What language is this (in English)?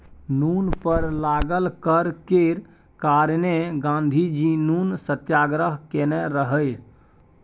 Maithili